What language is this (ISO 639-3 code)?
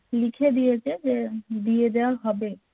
ben